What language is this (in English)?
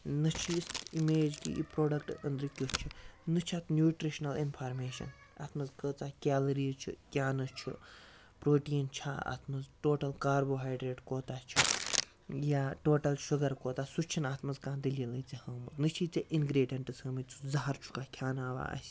Kashmiri